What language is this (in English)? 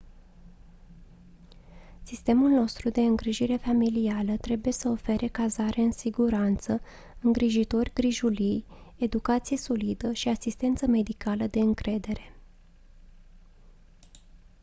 Romanian